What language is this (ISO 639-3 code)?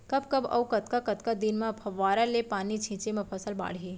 hne